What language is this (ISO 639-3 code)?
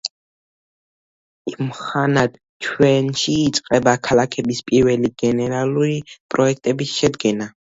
kat